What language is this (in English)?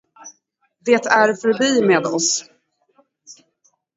Swedish